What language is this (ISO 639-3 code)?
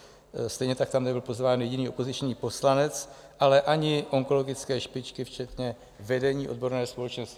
ces